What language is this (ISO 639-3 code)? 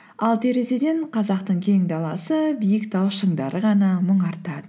kaz